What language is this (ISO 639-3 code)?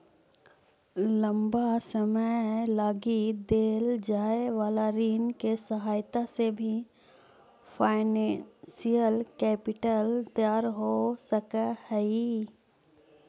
mag